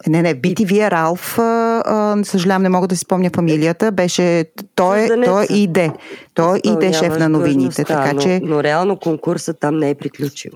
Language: Bulgarian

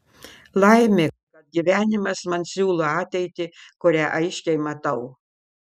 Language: Lithuanian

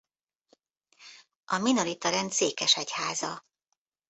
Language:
Hungarian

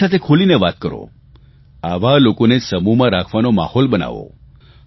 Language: Gujarati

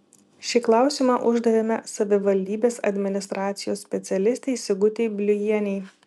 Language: Lithuanian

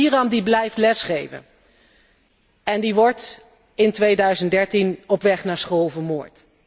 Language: Dutch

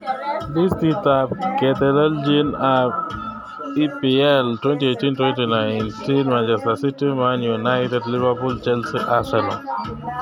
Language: Kalenjin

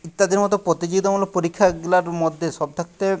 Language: Bangla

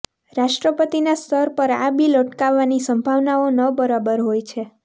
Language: Gujarati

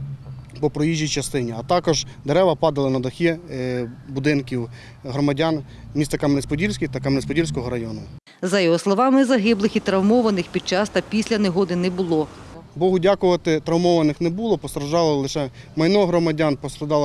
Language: Ukrainian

